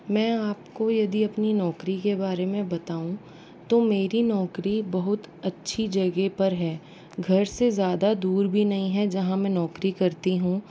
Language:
Hindi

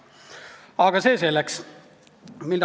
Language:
Estonian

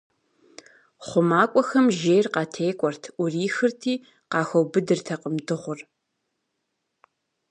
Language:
Kabardian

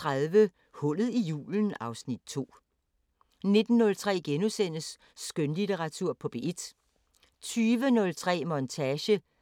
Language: Danish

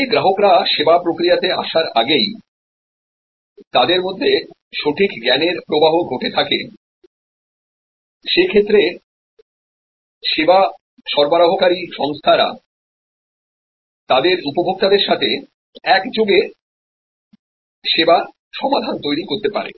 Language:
Bangla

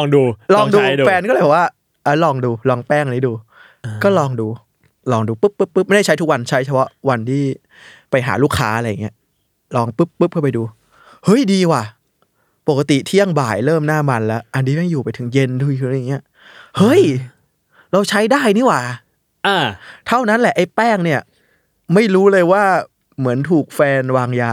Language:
Thai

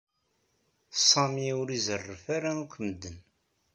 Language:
Kabyle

